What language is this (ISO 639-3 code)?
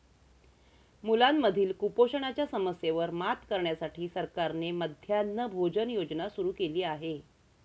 mar